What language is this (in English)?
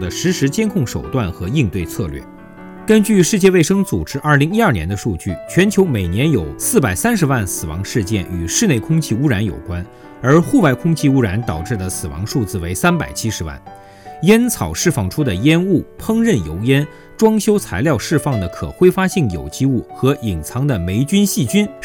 Chinese